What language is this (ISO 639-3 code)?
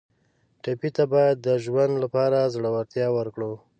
pus